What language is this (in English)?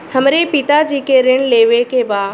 Bhojpuri